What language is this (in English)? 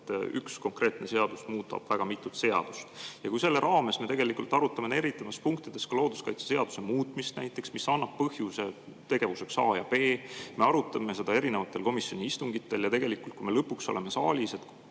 Estonian